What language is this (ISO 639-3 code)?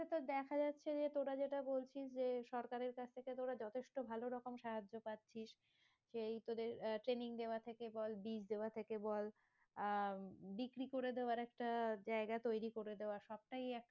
ben